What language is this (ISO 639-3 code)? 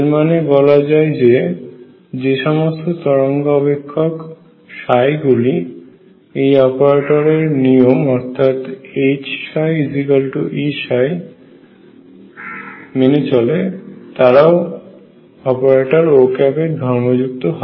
ben